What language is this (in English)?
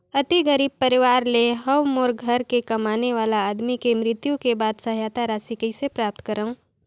Chhattisgarhi